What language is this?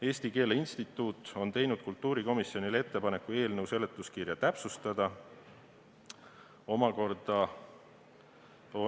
Estonian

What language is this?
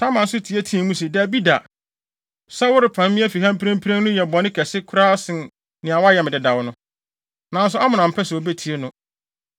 Akan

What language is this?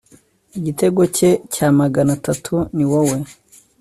Kinyarwanda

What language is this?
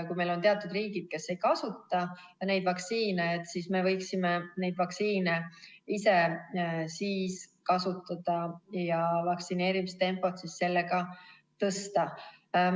Estonian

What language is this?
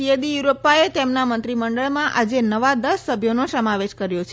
Gujarati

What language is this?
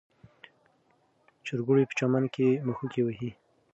Pashto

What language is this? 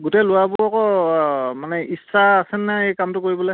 Assamese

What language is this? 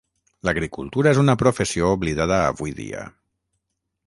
Catalan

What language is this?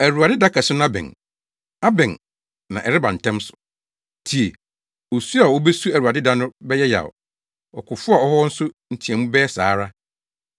Akan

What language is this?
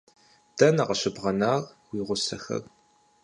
Kabardian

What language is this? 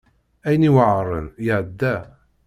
Kabyle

